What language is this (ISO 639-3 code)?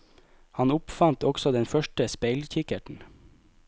nor